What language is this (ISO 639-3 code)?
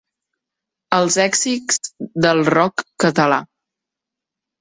cat